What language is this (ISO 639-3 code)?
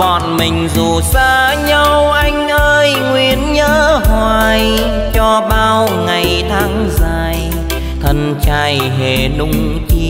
vie